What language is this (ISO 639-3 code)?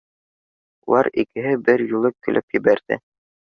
bak